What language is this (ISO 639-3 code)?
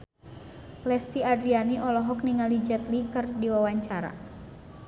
sun